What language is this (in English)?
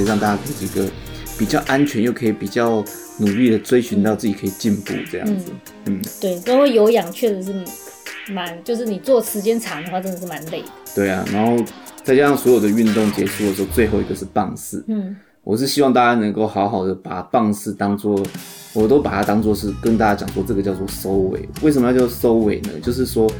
Chinese